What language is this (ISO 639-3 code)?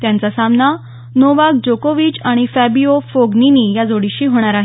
mar